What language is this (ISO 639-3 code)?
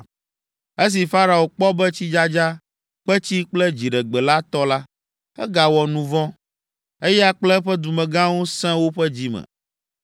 ewe